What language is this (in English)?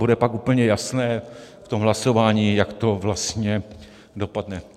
Czech